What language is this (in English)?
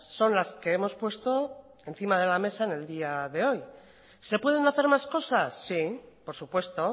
Spanish